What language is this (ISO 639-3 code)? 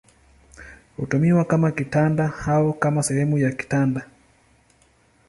swa